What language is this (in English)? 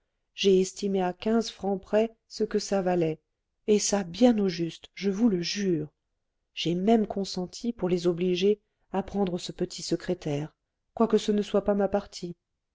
French